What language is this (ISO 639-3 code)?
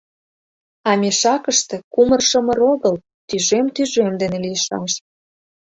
chm